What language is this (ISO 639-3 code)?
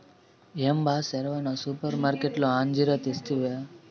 tel